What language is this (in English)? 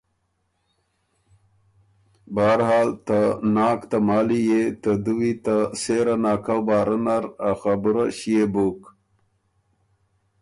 Ormuri